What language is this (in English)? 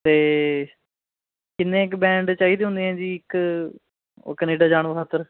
Punjabi